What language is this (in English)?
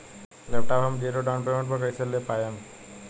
Bhojpuri